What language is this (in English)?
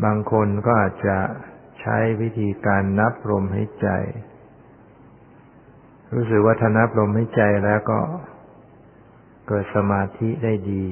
Thai